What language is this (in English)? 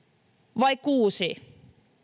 Finnish